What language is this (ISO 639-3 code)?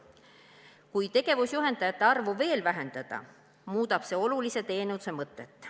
est